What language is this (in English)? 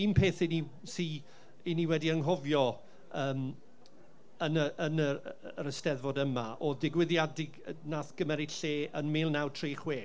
Welsh